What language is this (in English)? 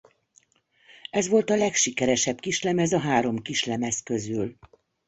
Hungarian